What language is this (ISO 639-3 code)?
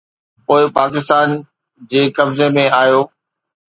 snd